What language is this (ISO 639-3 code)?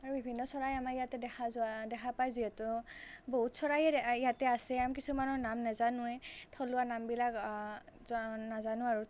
asm